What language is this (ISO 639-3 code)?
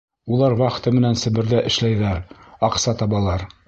bak